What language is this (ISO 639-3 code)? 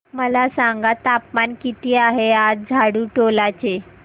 mar